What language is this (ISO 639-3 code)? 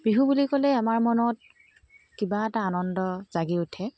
asm